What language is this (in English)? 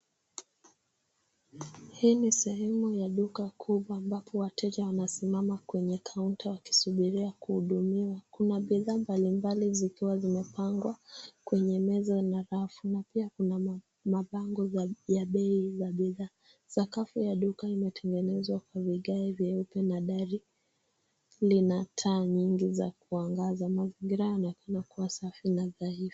Swahili